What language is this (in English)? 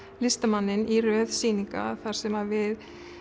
Icelandic